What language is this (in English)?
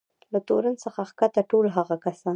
Pashto